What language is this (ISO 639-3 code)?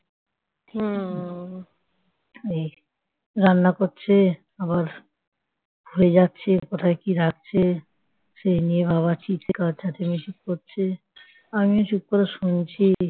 ben